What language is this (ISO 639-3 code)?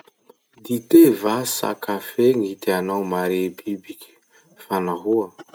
msh